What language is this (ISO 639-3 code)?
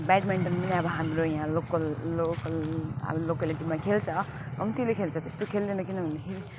nep